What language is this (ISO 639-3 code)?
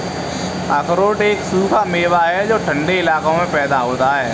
hin